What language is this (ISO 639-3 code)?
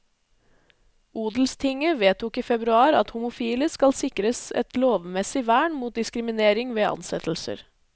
nor